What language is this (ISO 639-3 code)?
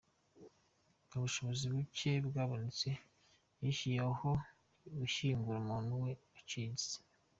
kin